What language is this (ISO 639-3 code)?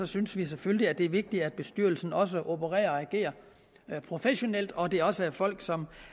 dan